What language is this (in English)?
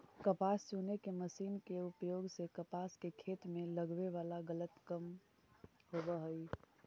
Magahi